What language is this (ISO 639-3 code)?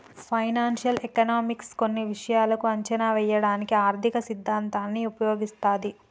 tel